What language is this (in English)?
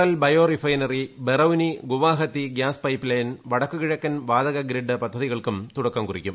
Malayalam